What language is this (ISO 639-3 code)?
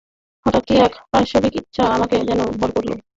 ben